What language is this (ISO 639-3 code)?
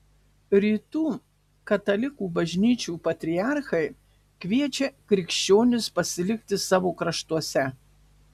lit